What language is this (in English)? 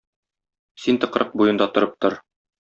Tatar